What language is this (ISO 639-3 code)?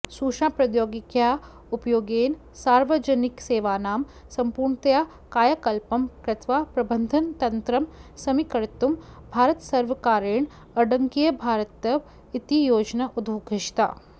san